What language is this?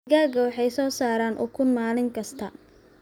Somali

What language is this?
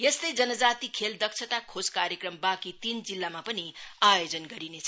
Nepali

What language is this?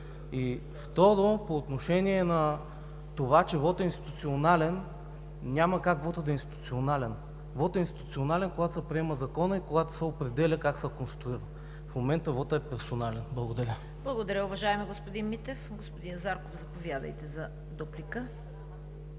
Bulgarian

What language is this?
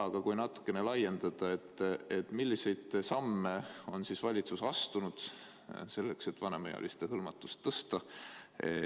Estonian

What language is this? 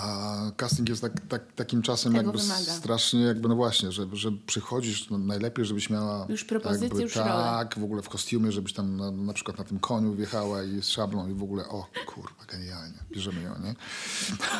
Polish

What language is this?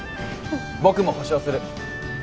Japanese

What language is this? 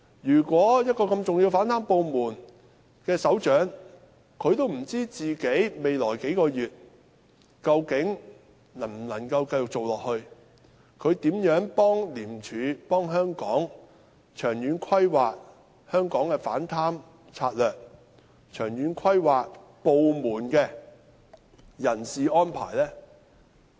Cantonese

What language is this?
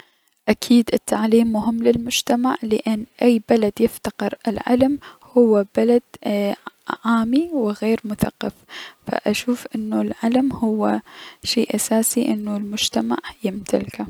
Mesopotamian Arabic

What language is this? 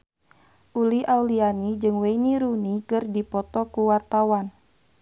Sundanese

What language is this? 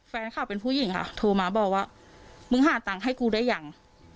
Thai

